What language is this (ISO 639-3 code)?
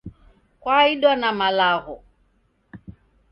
dav